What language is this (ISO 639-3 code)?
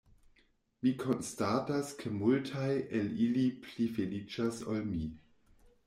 epo